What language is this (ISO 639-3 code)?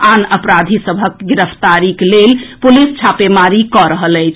mai